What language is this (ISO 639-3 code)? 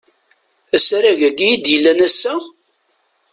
kab